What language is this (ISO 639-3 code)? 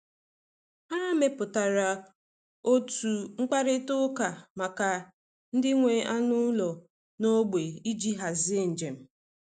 ibo